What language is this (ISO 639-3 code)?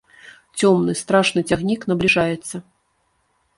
bel